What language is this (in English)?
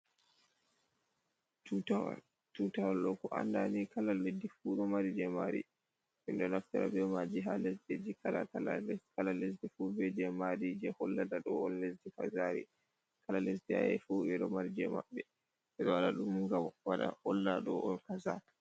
Fula